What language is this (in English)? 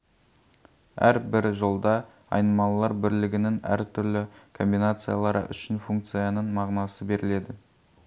Kazakh